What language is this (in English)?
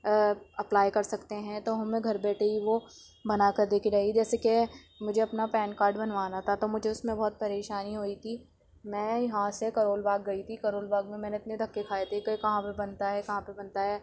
Urdu